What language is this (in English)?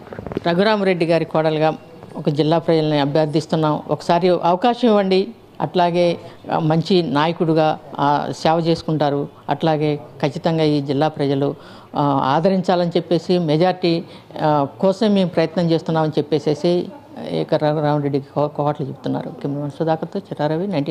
Telugu